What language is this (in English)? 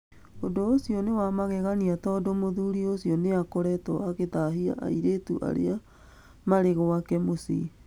Kikuyu